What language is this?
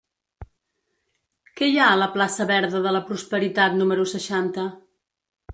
Catalan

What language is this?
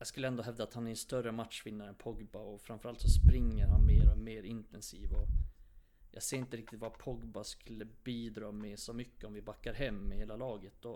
Swedish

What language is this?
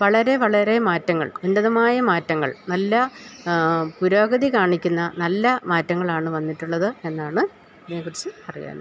Malayalam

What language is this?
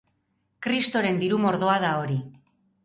Basque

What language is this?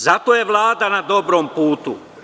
Serbian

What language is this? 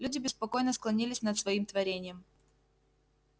Russian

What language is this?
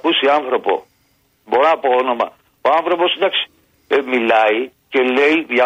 Greek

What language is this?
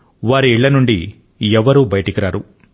Telugu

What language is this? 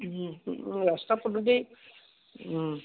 Assamese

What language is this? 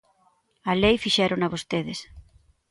Galician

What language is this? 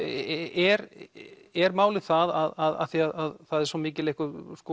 Icelandic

